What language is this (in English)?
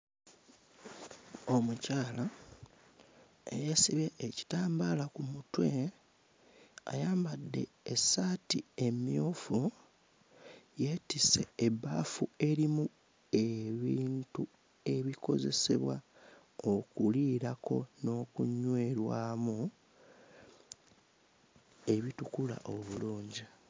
Ganda